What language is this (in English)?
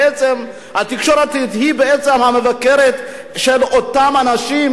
Hebrew